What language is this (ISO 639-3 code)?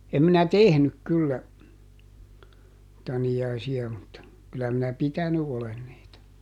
fin